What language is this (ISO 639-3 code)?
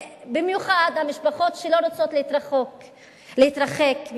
heb